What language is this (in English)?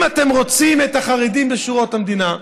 Hebrew